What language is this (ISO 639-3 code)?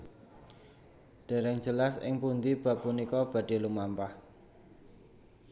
jav